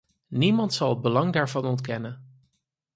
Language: Dutch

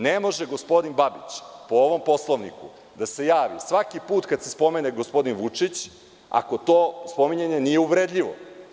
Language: Serbian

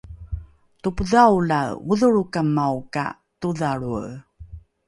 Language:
Rukai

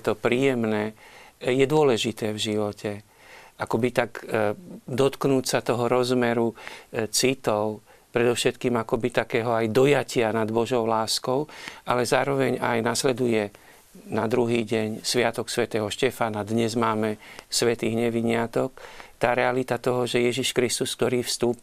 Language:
Slovak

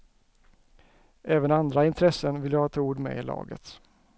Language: Swedish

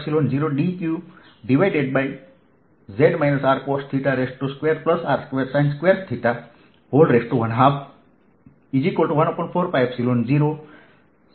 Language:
Gujarati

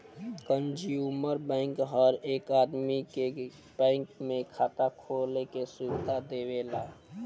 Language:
Bhojpuri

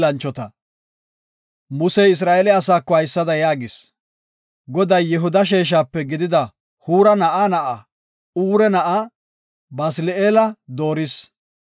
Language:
Gofa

